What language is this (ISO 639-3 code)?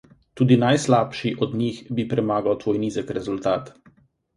slv